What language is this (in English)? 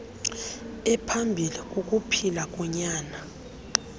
Xhosa